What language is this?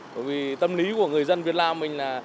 Vietnamese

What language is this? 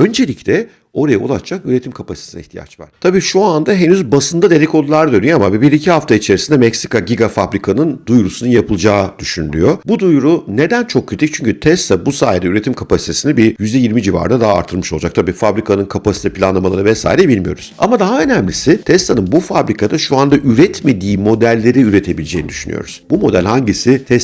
Turkish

